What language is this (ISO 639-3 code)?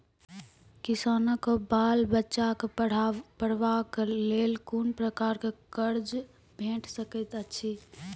mai